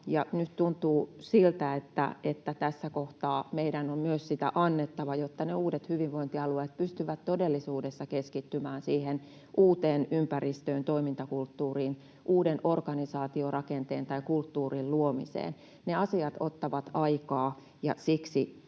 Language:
Finnish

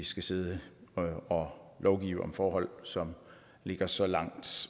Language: Danish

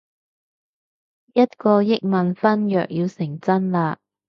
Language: Cantonese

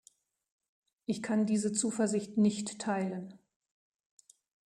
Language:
German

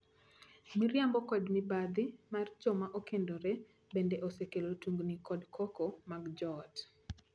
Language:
Luo (Kenya and Tanzania)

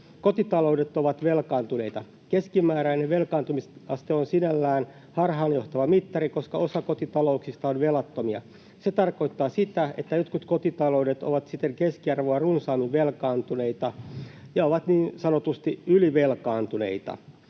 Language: Finnish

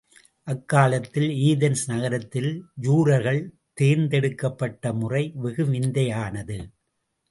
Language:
Tamil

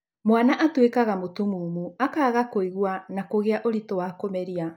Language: Kikuyu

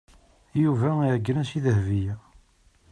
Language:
Kabyle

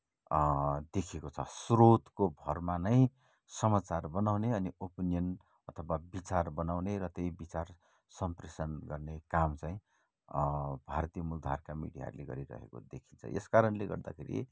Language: Nepali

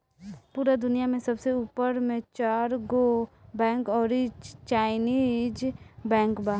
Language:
Bhojpuri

